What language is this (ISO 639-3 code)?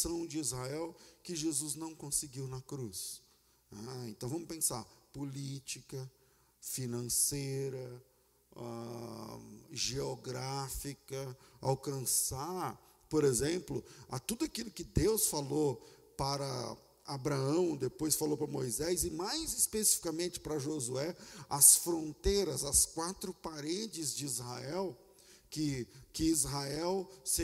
por